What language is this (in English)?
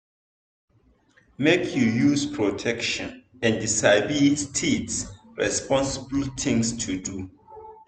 Nigerian Pidgin